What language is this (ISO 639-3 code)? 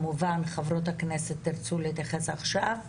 heb